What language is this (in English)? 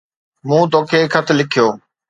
Sindhi